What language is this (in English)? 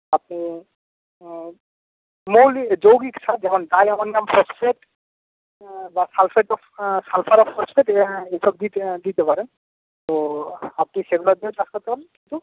Bangla